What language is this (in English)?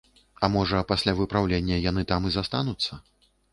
Belarusian